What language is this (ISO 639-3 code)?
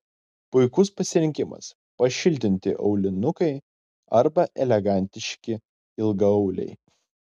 lit